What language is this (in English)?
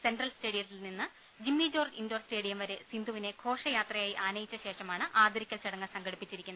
Malayalam